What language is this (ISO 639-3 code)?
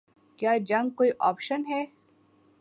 urd